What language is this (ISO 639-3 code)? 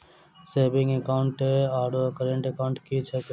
mai